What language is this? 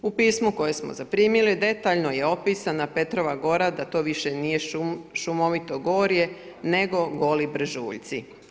Croatian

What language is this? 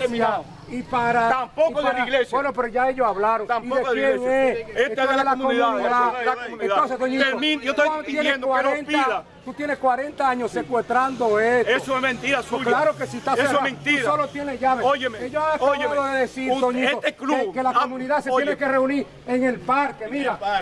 Spanish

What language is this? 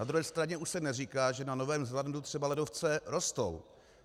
Czech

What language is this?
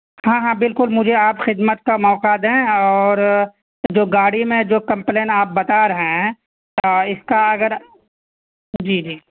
Urdu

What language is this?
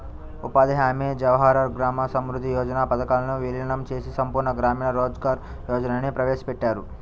Telugu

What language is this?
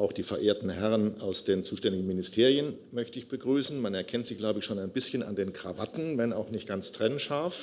German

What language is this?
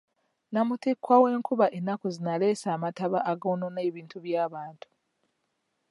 Ganda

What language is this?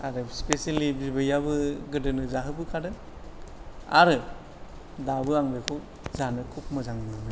Bodo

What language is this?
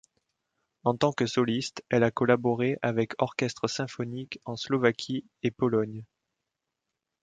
French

